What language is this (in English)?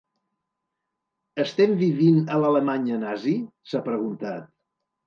Catalan